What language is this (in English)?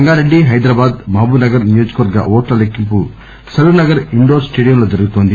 Telugu